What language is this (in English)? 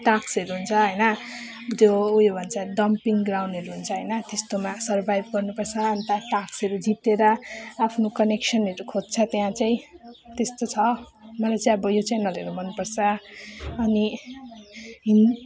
Nepali